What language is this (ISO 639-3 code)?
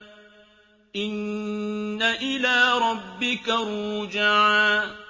ara